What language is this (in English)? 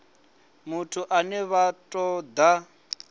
Venda